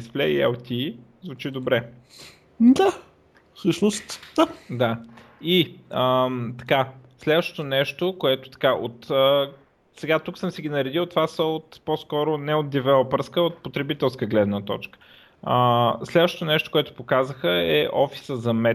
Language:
Bulgarian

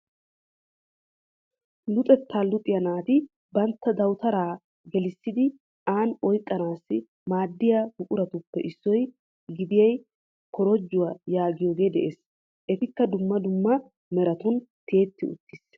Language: Wolaytta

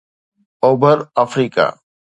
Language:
Sindhi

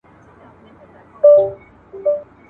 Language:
Pashto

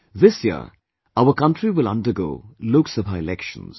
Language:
English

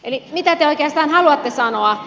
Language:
Finnish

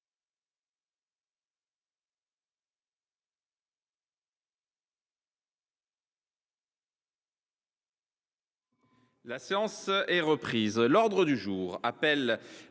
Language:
French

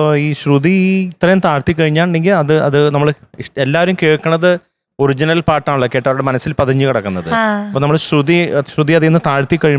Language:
Malayalam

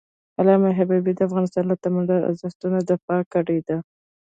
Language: Pashto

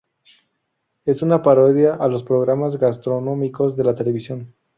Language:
Spanish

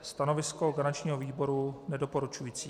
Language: Czech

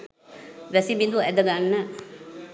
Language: Sinhala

